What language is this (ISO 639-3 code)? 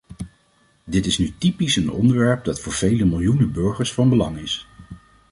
nld